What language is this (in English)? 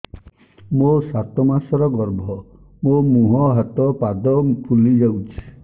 Odia